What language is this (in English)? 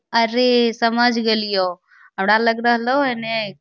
Magahi